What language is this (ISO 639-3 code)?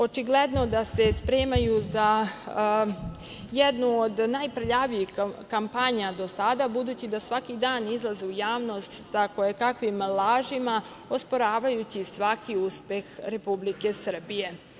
srp